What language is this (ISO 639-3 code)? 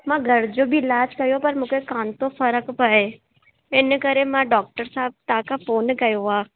snd